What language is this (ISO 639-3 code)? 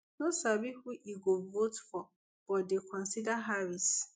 pcm